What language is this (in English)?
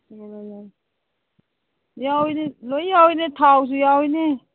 Manipuri